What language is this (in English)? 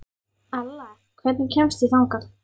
Icelandic